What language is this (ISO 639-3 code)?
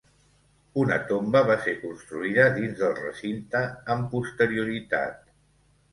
cat